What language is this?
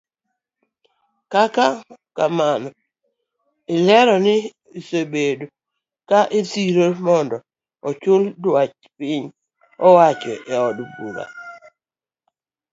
Luo (Kenya and Tanzania)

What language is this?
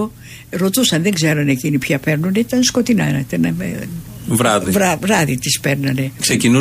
Greek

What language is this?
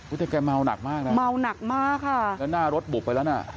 Thai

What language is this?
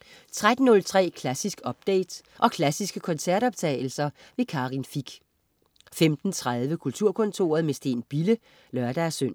Danish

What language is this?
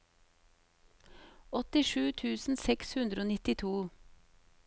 Norwegian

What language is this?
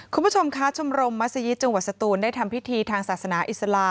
Thai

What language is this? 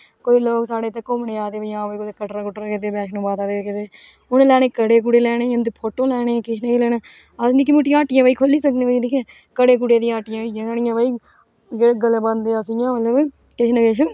Dogri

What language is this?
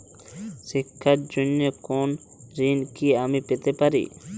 Bangla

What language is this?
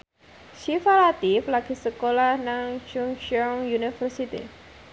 Javanese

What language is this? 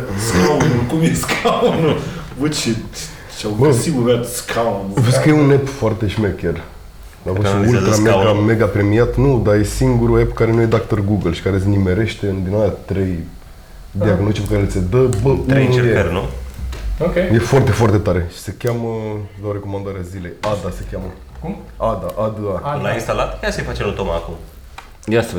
Romanian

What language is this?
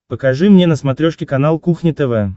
Russian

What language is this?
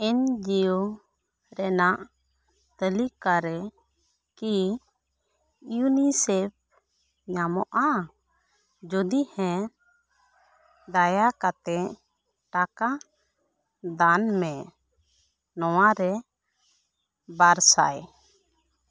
Santali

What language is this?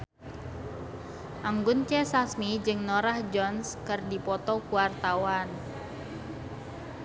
Sundanese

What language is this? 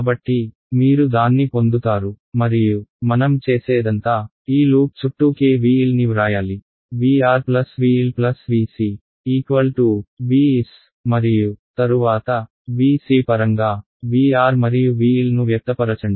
Telugu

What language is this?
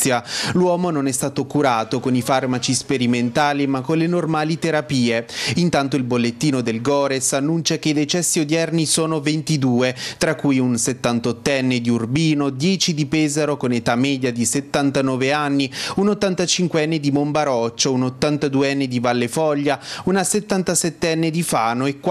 Italian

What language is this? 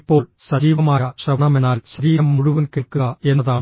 Malayalam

